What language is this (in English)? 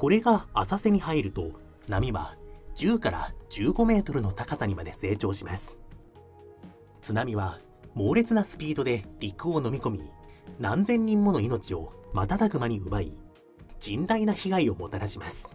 Japanese